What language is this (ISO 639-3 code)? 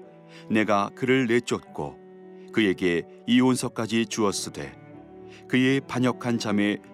kor